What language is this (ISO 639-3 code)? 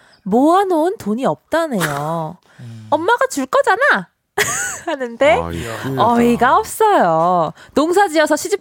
kor